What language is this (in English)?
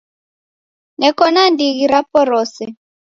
Taita